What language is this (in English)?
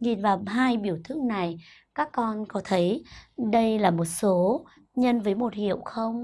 Vietnamese